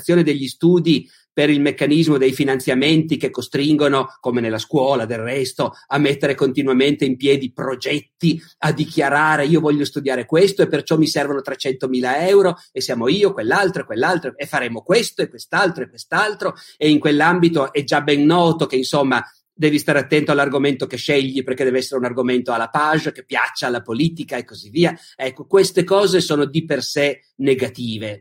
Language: Italian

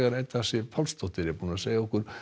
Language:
Icelandic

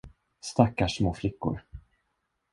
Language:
Swedish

